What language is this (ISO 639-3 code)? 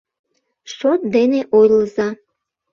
chm